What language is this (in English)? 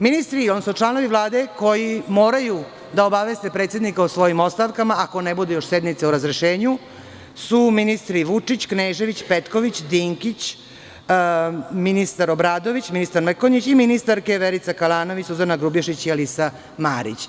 Serbian